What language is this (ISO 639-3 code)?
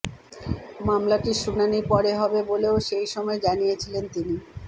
ben